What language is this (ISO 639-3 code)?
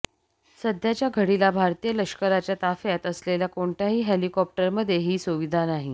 mar